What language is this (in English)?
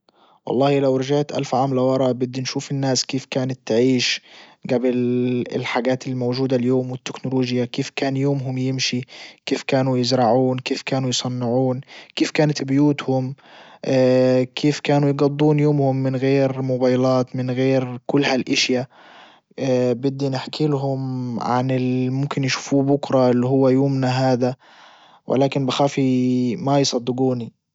Libyan Arabic